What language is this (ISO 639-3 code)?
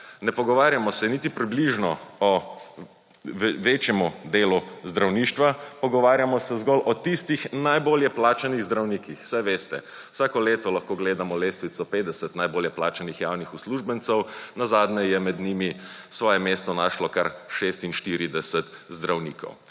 slv